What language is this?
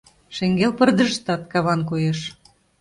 Mari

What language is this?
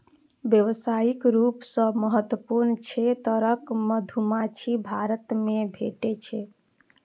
Maithili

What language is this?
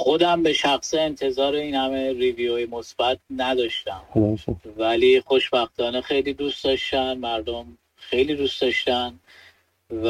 Persian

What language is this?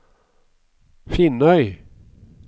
Norwegian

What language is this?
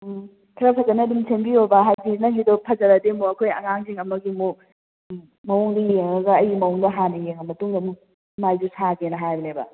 Manipuri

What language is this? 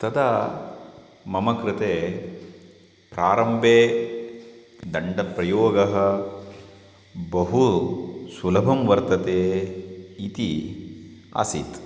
Sanskrit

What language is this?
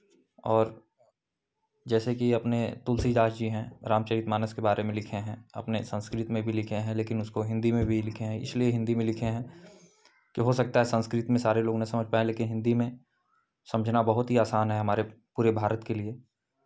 Hindi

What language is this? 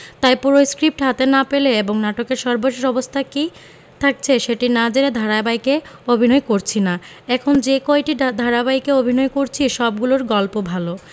Bangla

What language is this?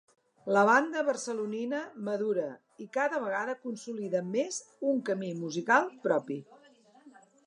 Catalan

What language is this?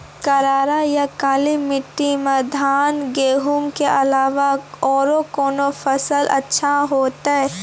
Maithili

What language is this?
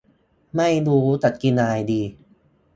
Thai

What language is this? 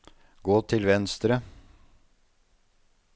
Norwegian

